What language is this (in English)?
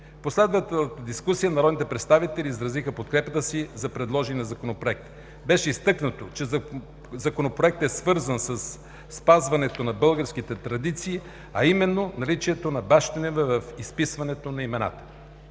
Bulgarian